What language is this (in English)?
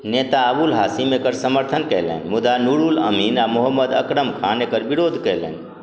Maithili